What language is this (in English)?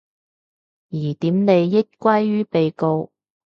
Cantonese